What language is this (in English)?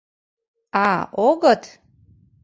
Mari